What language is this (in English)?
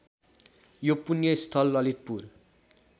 Nepali